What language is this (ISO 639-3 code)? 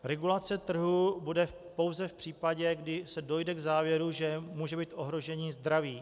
ces